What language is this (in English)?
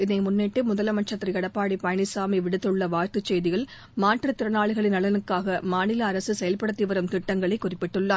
Tamil